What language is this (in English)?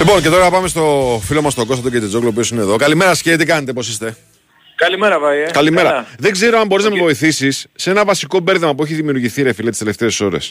Greek